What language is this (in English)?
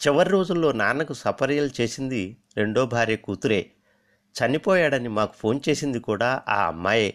Telugu